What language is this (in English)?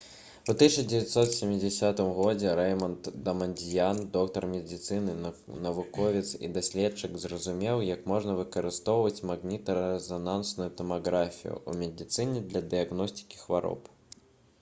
Belarusian